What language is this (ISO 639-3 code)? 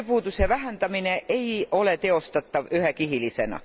est